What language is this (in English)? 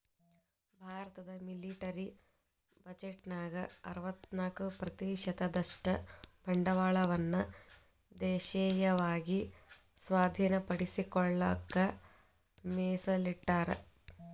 Kannada